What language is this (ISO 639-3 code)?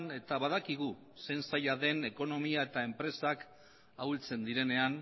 eus